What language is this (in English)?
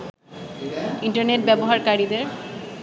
Bangla